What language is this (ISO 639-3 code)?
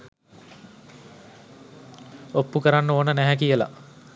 sin